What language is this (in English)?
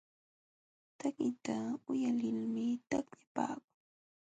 Jauja Wanca Quechua